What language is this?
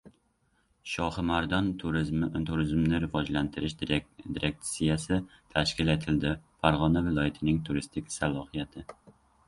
Uzbek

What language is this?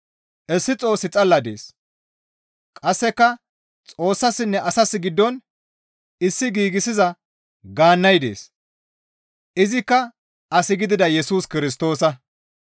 Gamo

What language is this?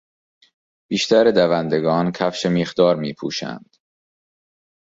Persian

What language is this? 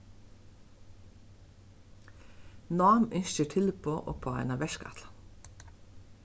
Faroese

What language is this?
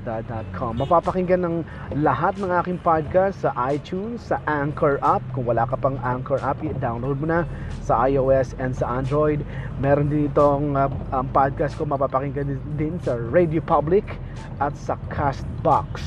Filipino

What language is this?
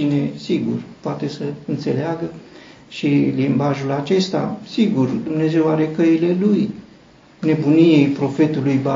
Romanian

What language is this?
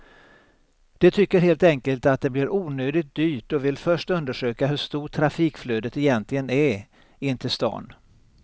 Swedish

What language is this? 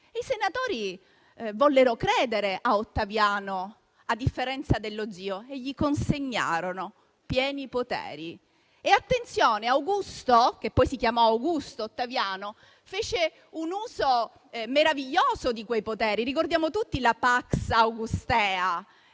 Italian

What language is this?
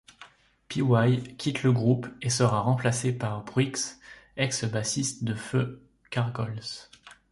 French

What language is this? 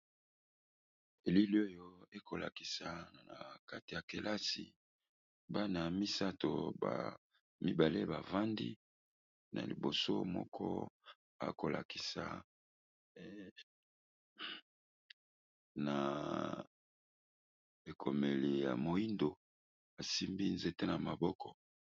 Lingala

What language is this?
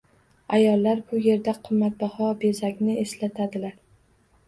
Uzbek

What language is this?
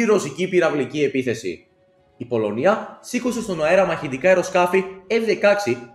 Greek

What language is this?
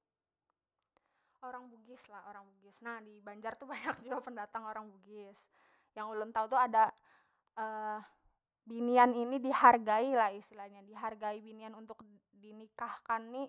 Banjar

